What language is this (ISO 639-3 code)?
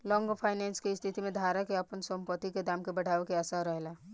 bho